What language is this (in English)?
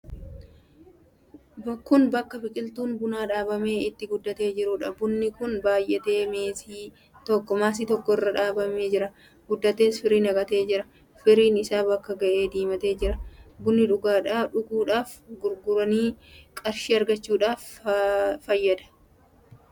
Oromo